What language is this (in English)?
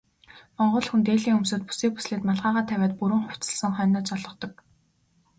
Mongolian